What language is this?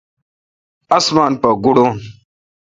Kalkoti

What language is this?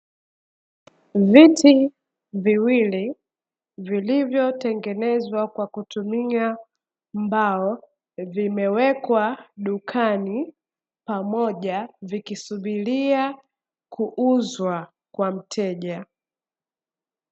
Swahili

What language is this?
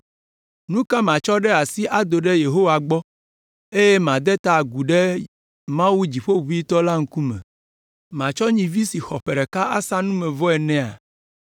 Ewe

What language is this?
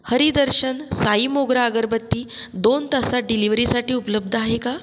Marathi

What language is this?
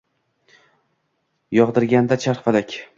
Uzbek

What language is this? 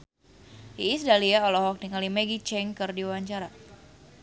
Sundanese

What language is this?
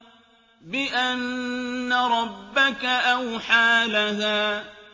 Arabic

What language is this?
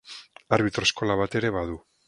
Basque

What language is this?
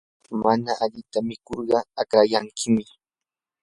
Yanahuanca Pasco Quechua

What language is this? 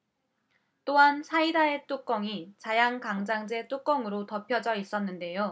Korean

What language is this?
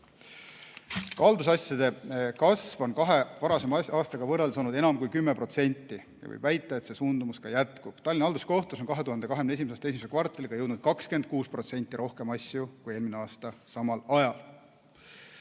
Estonian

